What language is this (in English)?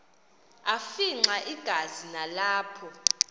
Xhosa